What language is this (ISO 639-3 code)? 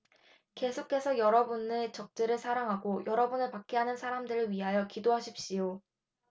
kor